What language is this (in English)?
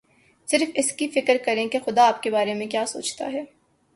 Urdu